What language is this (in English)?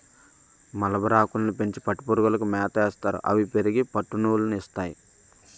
Telugu